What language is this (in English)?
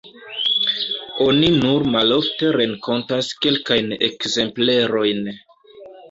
Esperanto